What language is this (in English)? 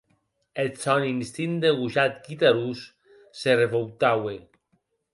Occitan